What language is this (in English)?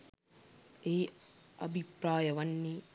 Sinhala